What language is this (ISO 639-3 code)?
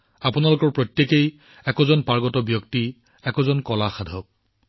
asm